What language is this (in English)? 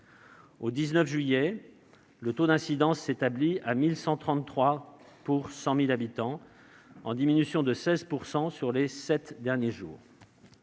French